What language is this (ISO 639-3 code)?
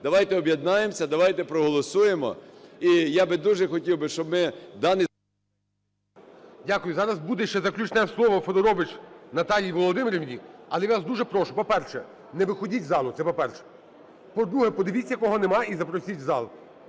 ukr